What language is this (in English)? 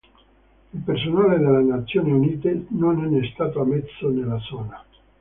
Italian